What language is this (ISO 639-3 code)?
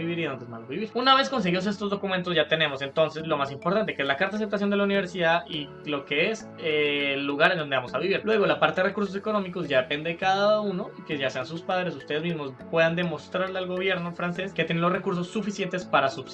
spa